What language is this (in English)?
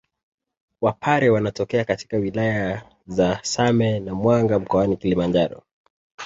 Swahili